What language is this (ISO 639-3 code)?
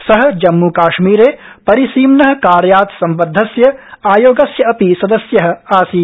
san